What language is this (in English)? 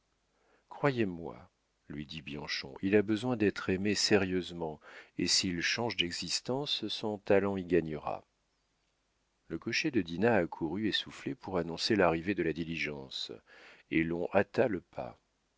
French